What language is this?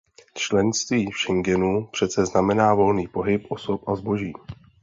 Czech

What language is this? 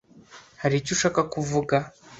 Kinyarwanda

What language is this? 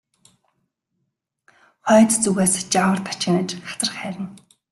Mongolian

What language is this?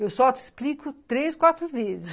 Portuguese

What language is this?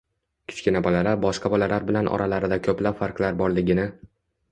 Uzbek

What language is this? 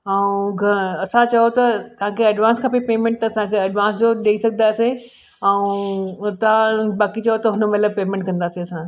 Sindhi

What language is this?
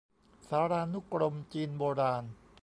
Thai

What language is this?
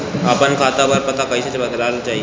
Bhojpuri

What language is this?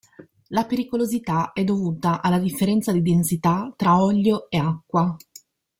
Italian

